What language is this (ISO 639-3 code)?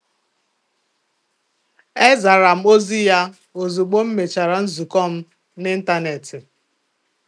ibo